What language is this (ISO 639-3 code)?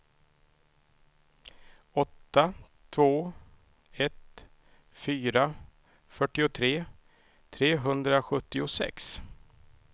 swe